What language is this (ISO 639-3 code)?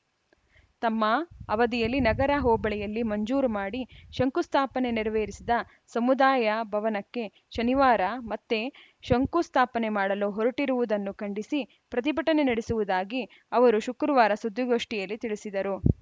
kan